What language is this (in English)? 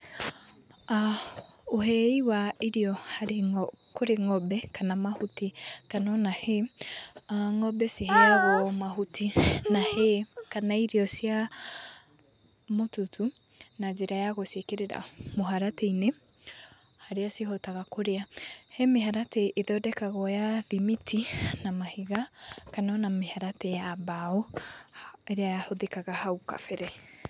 Kikuyu